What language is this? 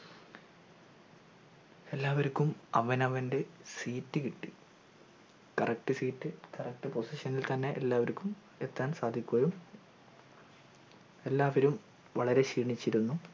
Malayalam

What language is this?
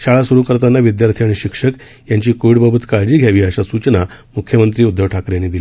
Marathi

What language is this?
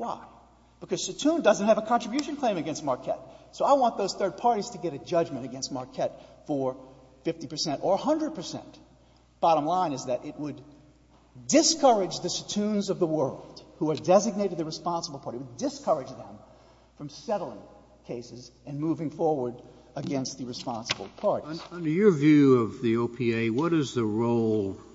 English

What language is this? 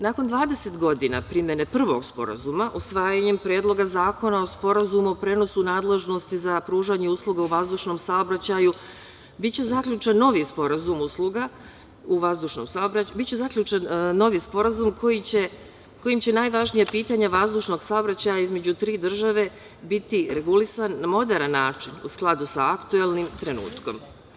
Serbian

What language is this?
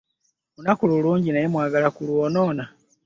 Ganda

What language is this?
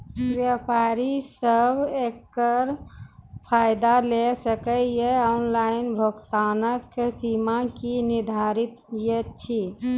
Maithili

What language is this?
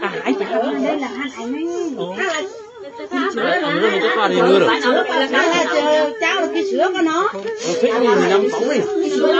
Vietnamese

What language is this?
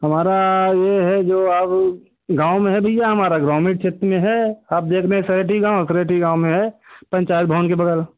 Hindi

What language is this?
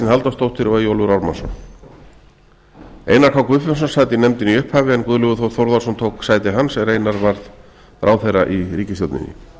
Icelandic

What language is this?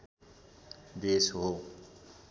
Nepali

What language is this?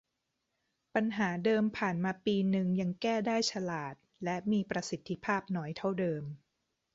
Thai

